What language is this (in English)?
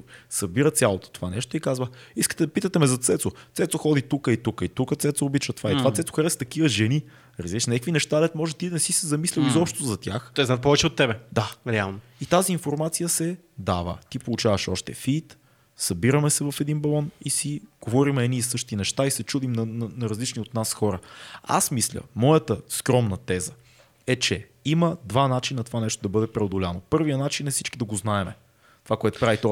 Bulgarian